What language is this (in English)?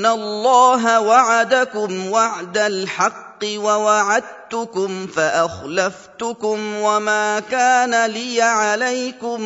Arabic